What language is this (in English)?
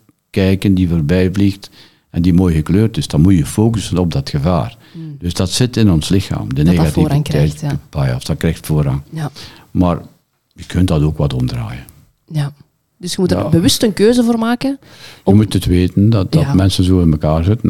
Dutch